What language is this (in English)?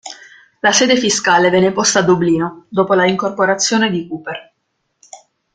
Italian